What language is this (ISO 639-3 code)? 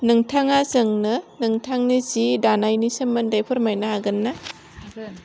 brx